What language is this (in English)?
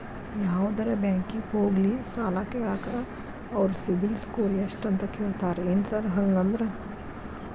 Kannada